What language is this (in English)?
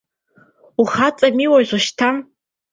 Abkhazian